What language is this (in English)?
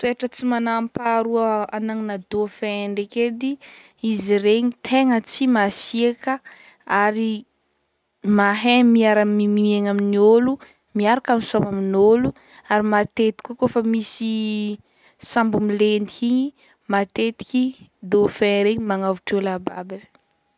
Northern Betsimisaraka Malagasy